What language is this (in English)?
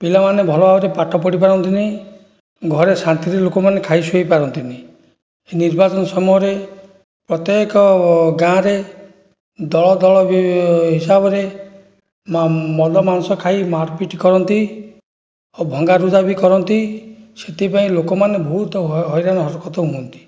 Odia